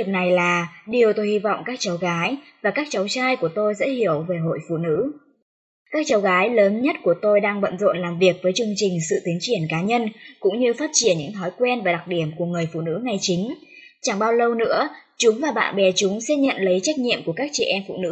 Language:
Vietnamese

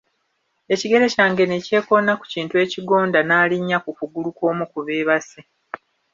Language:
Ganda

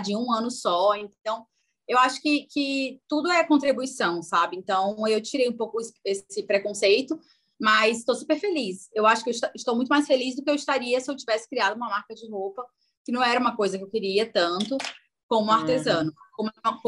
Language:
Portuguese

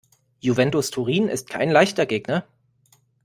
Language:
German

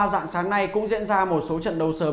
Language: Vietnamese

